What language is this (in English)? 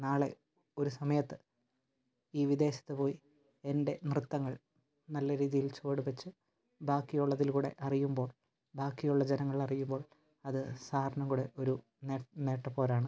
Malayalam